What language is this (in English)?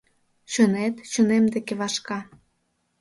Mari